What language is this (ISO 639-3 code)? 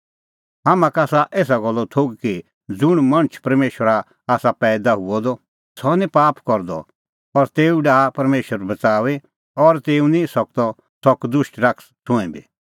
kfx